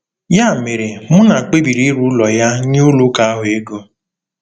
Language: Igbo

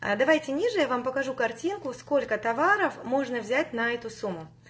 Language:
Russian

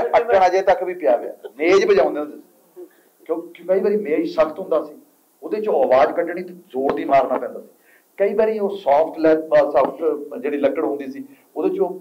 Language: Punjabi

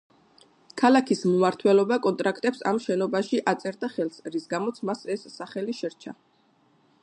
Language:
Georgian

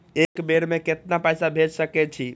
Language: Maithili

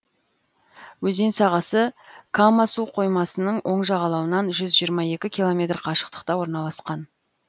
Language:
Kazakh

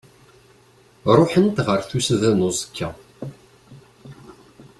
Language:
Kabyle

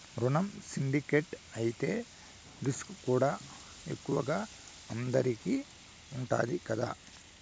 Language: Telugu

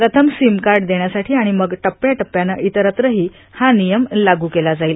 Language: Marathi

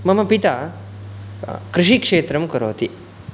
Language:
Sanskrit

